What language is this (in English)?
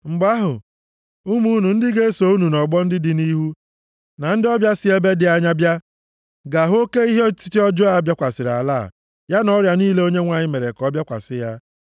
Igbo